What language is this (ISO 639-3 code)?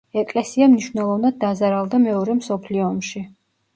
kat